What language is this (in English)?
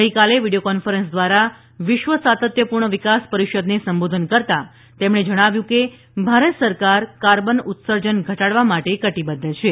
Gujarati